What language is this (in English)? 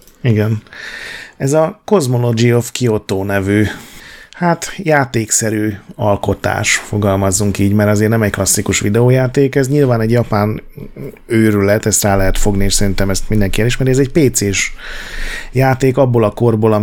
Hungarian